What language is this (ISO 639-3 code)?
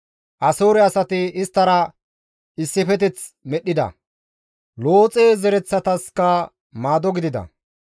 gmv